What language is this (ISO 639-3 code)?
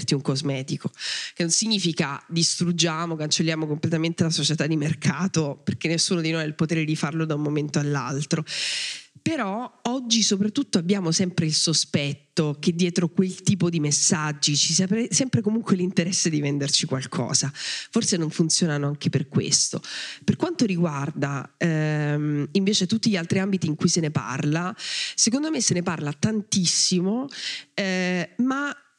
ita